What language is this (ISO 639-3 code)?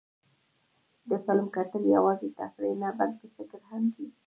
pus